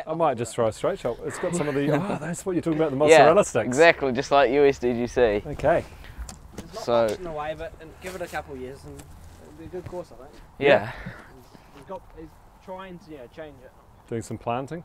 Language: English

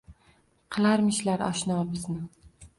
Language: Uzbek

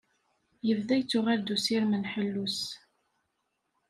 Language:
Kabyle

